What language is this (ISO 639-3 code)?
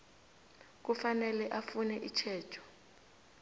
nbl